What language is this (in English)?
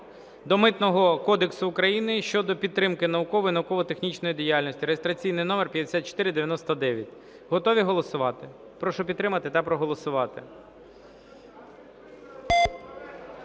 Ukrainian